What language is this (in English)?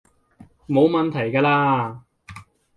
Cantonese